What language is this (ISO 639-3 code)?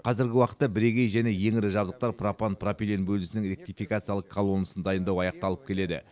kaz